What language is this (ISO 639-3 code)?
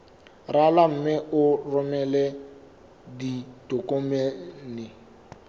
sot